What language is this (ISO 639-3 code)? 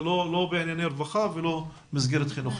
heb